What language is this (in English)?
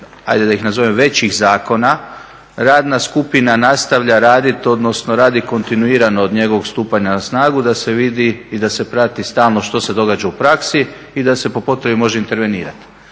Croatian